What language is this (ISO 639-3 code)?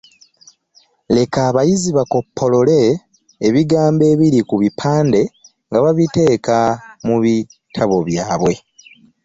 lug